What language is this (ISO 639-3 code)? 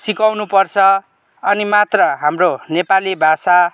nep